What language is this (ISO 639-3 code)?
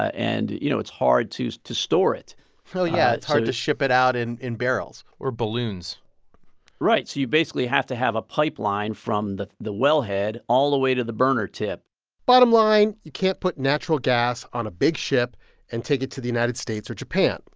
eng